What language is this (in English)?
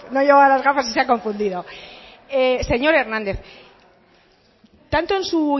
Spanish